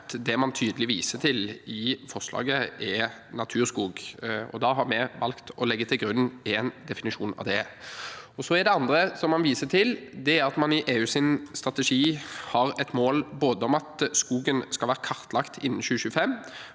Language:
Norwegian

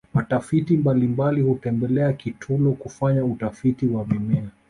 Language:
Swahili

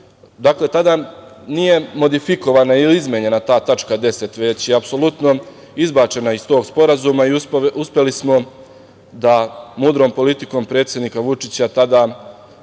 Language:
Serbian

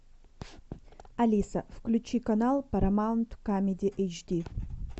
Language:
Russian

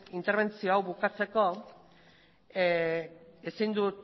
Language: Basque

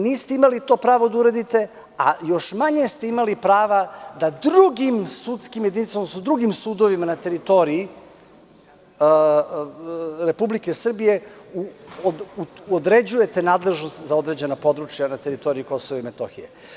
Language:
Serbian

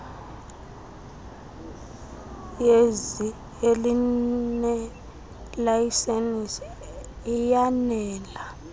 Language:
Xhosa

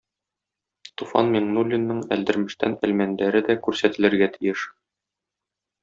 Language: Tatar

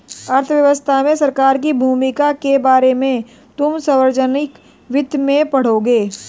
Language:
Hindi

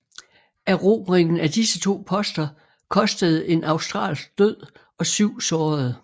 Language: Danish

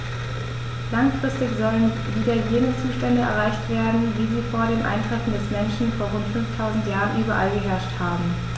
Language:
German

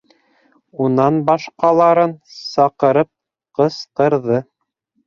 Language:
Bashkir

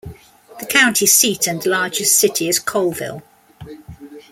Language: English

